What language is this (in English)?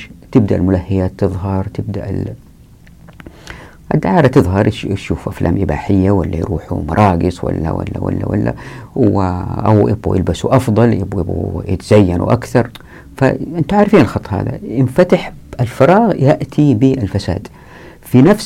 Arabic